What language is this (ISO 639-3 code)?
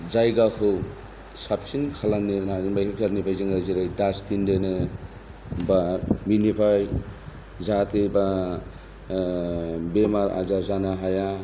brx